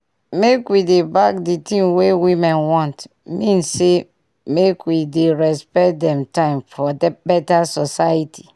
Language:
Nigerian Pidgin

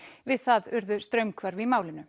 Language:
Icelandic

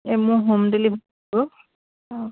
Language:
Assamese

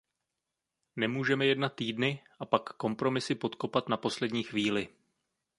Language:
Czech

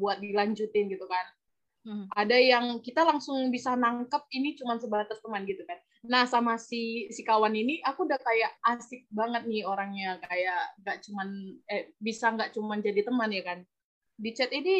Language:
Indonesian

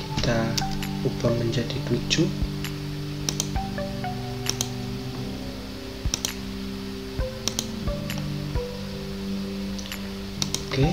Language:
Indonesian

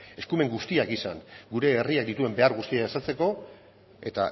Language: Basque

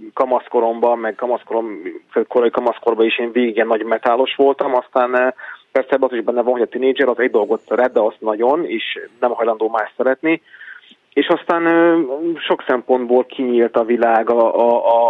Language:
Hungarian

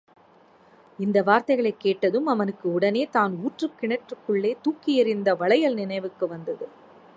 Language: Tamil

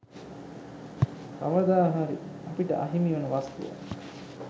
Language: Sinhala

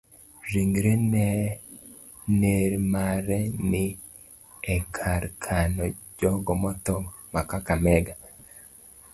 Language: Luo (Kenya and Tanzania)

